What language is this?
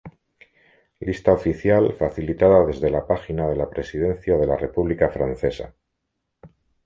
Spanish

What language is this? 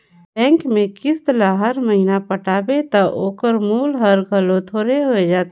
Chhattisgarhi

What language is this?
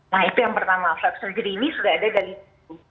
Indonesian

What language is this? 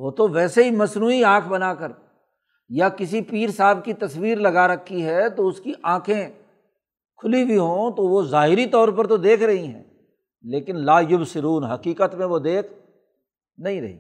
Urdu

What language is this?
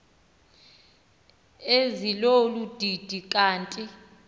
Xhosa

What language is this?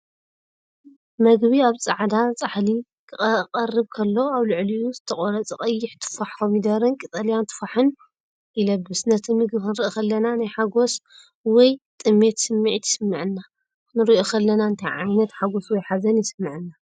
Tigrinya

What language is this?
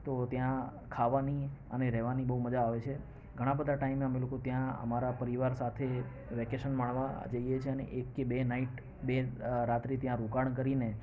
Gujarati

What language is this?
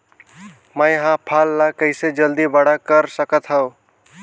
Chhattisgarhi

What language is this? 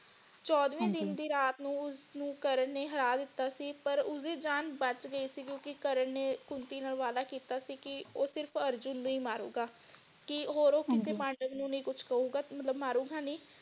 Punjabi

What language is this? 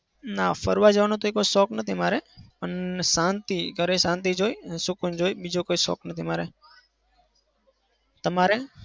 Gujarati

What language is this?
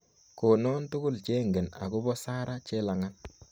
Kalenjin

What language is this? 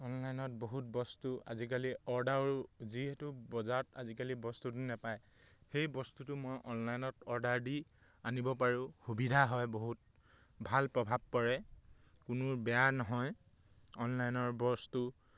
Assamese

